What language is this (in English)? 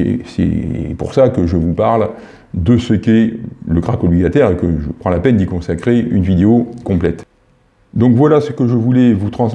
French